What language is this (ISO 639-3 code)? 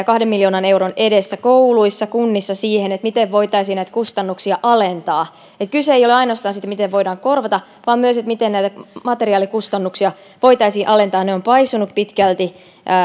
fin